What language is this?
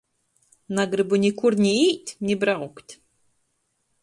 Latgalian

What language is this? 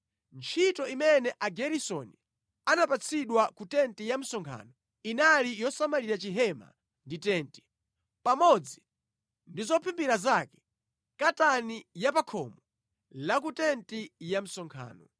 Nyanja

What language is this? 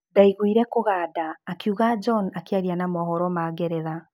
Kikuyu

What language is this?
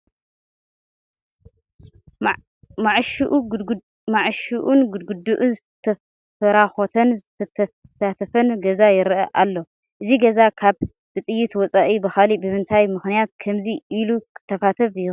Tigrinya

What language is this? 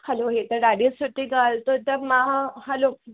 Sindhi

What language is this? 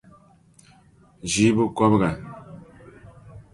Dagbani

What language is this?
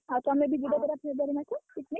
Odia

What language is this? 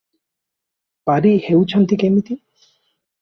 Odia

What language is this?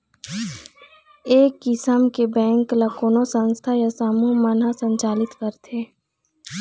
Chhattisgarhi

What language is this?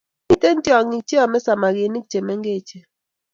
Kalenjin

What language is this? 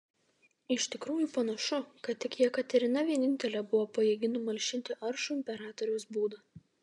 Lithuanian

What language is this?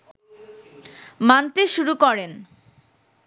Bangla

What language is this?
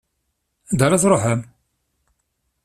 Kabyle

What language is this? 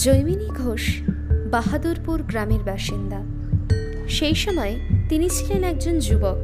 Bangla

